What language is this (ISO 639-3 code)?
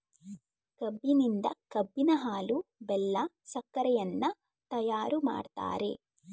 kan